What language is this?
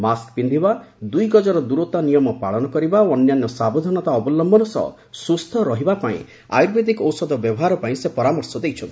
Odia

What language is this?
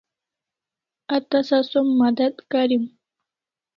Kalasha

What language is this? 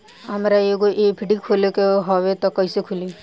Bhojpuri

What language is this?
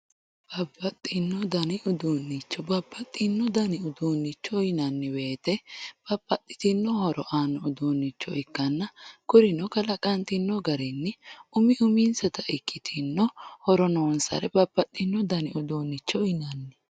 Sidamo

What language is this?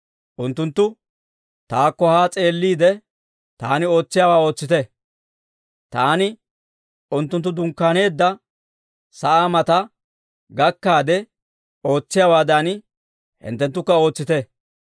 Dawro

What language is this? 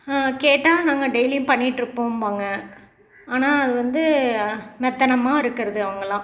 Tamil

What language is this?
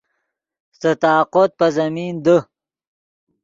Yidgha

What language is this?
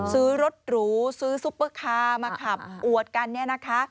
Thai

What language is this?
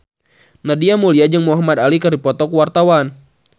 Sundanese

